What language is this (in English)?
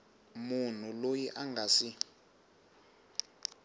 Tsonga